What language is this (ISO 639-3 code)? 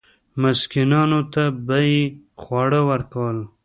pus